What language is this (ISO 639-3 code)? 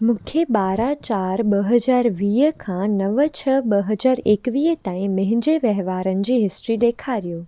snd